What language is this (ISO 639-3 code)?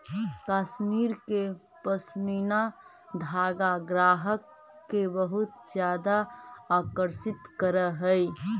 mag